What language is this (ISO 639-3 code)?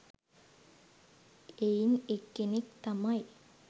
sin